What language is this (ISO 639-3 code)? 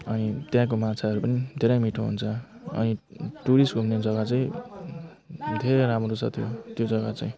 nep